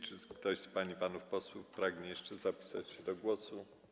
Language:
Polish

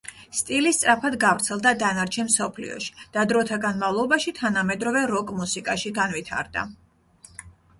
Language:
Georgian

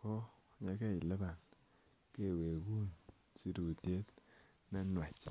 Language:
Kalenjin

